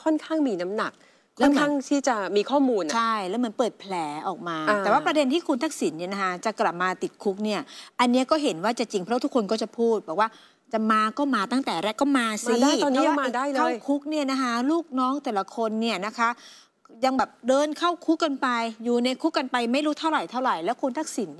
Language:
Thai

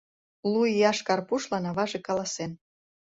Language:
Mari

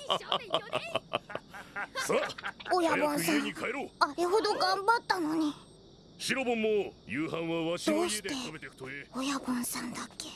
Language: Japanese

